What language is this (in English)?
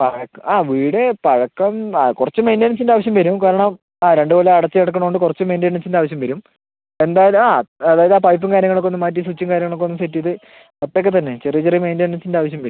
Malayalam